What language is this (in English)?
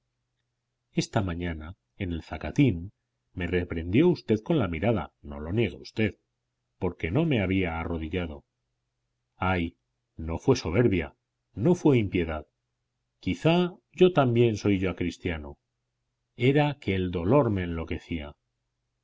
Spanish